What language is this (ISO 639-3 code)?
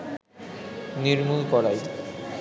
ben